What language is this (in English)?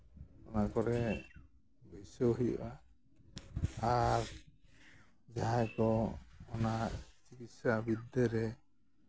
Santali